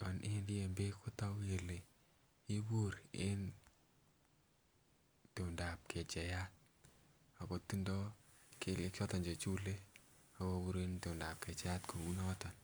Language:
Kalenjin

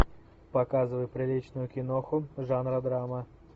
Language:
Russian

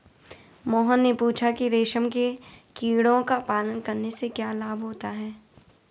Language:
Hindi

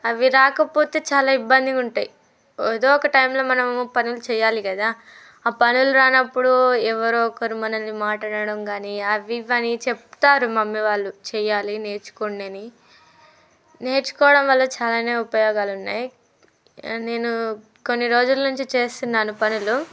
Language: Telugu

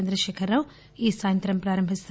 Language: Telugu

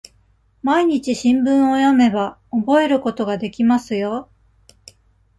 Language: Japanese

